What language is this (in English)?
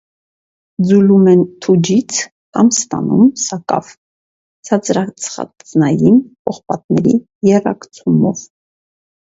Armenian